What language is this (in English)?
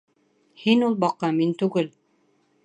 Bashkir